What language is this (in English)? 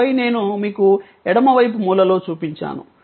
Telugu